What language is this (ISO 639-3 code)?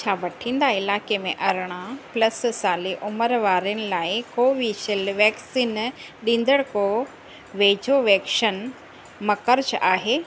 snd